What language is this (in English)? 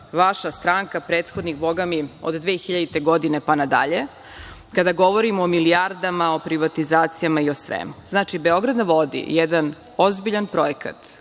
Serbian